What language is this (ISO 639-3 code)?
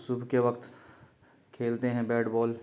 urd